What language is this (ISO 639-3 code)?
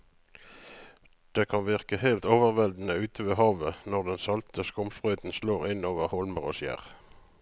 nor